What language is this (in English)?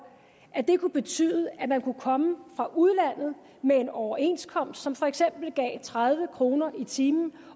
Danish